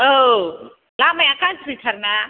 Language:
Bodo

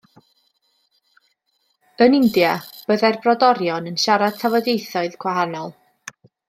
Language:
Welsh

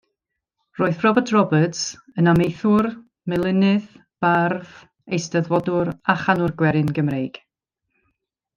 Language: Welsh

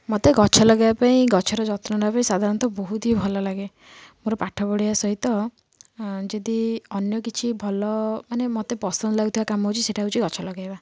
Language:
Odia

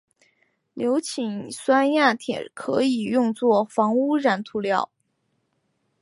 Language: Chinese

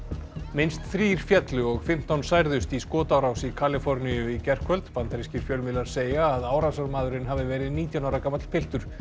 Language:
Icelandic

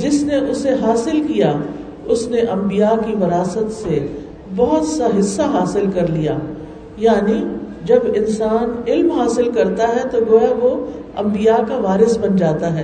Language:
Urdu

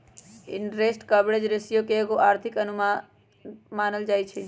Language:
Magahi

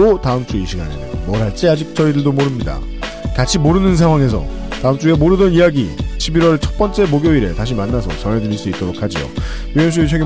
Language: Korean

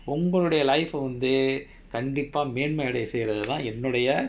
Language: English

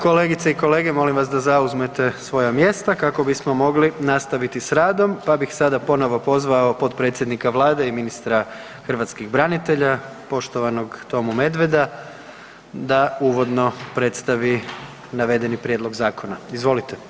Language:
Croatian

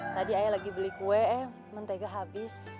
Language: Indonesian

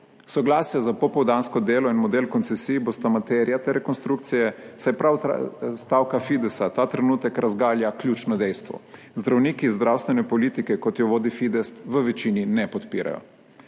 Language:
Slovenian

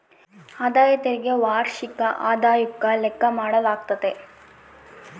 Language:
Kannada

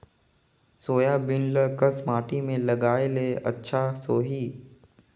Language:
Chhattisgarhi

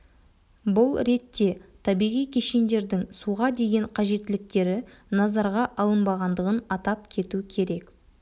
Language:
Kazakh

